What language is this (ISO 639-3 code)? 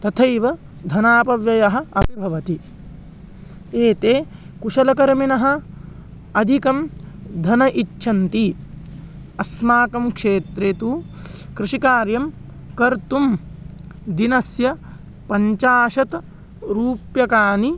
san